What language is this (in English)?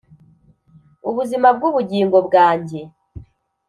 Kinyarwanda